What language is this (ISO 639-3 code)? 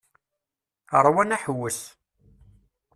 kab